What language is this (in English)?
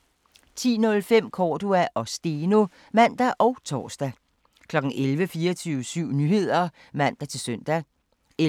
Danish